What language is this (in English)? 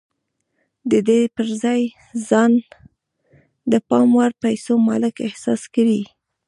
Pashto